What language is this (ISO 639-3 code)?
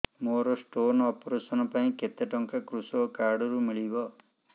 ori